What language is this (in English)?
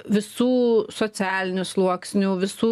Lithuanian